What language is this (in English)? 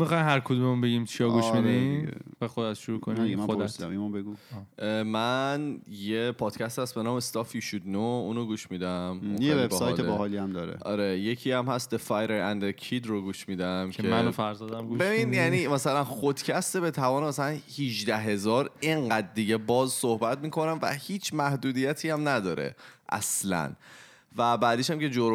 Persian